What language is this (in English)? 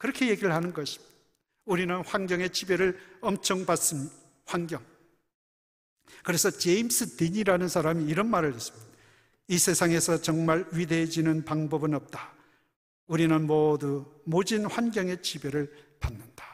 Korean